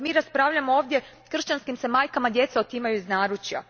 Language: Croatian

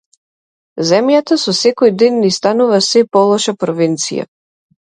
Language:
Macedonian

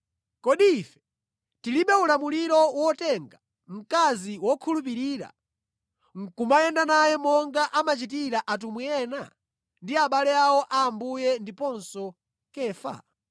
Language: Nyanja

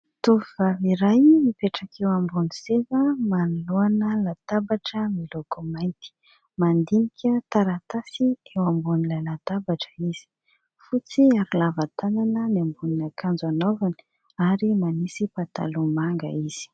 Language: Malagasy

